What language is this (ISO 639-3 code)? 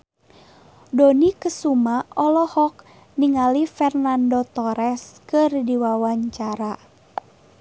sun